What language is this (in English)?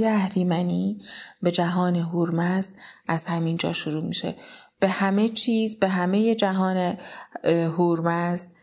Persian